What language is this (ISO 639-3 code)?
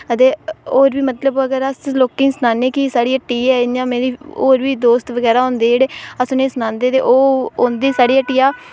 doi